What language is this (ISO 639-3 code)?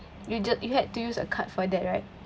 eng